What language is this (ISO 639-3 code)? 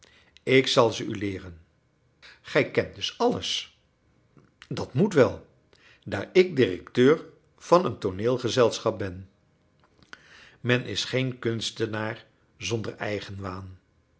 nld